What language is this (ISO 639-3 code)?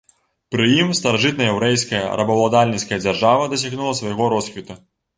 bel